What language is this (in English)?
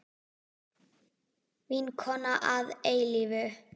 Icelandic